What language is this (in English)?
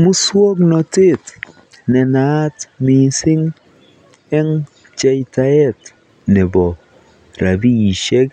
Kalenjin